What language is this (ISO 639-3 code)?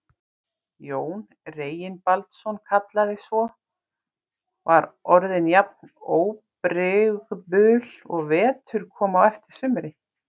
isl